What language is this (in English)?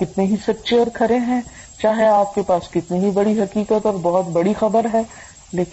Urdu